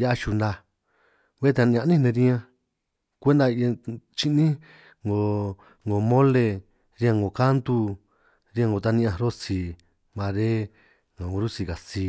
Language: San Martín Itunyoso Triqui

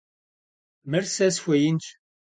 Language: Kabardian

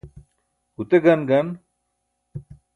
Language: Burushaski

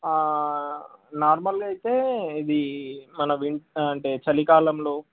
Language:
Telugu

